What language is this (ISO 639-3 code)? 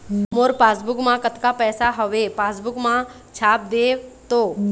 hne